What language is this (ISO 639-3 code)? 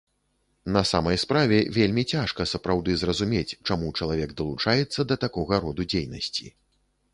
bel